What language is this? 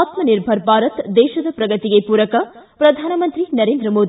Kannada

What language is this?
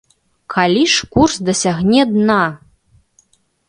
Belarusian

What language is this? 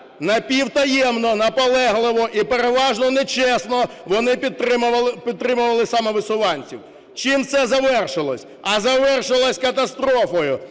Ukrainian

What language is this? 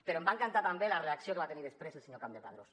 Catalan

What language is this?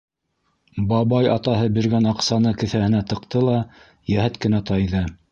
Bashkir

